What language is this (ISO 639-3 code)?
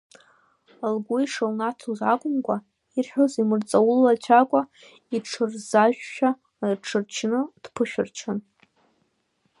abk